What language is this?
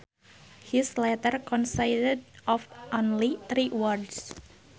Sundanese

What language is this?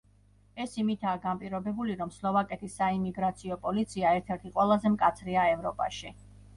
Georgian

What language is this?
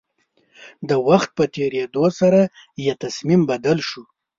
Pashto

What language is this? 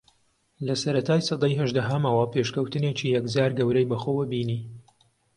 Central Kurdish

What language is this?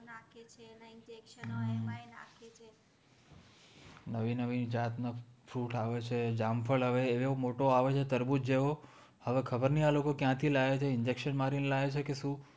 Gujarati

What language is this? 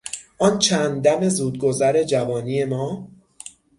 Persian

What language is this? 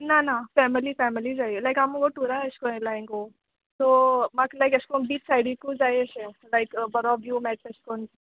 Konkani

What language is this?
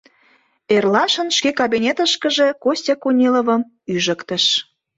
Mari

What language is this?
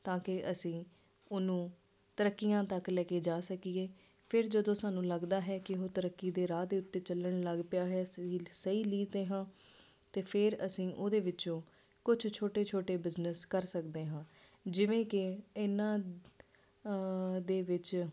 Punjabi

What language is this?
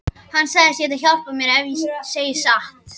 Icelandic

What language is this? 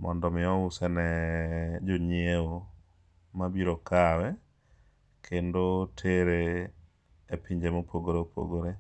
Luo (Kenya and Tanzania)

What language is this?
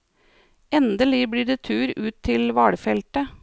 Norwegian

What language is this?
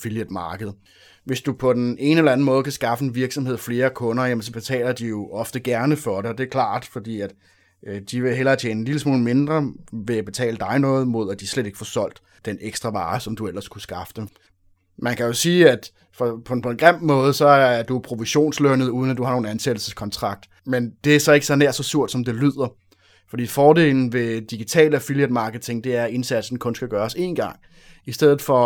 Danish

